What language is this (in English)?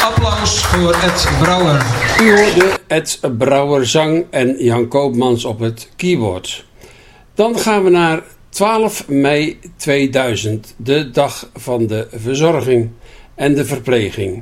Dutch